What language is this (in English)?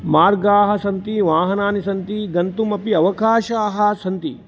Sanskrit